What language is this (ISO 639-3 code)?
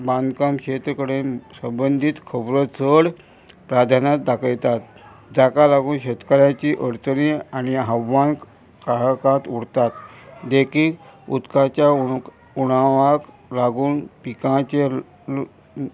kok